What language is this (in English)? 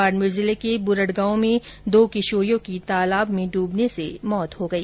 Hindi